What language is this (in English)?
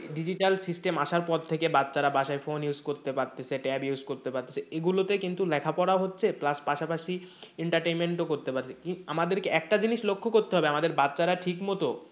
Bangla